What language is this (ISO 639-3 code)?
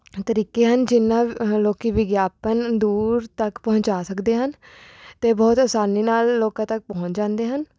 pan